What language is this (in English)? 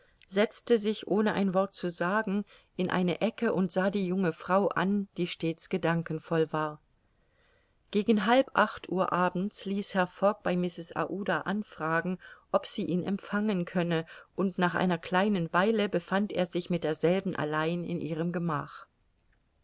German